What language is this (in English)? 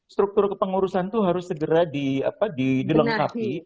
Indonesian